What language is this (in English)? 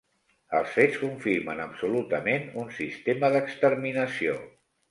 Catalan